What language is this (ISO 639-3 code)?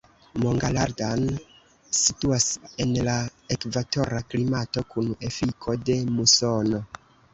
epo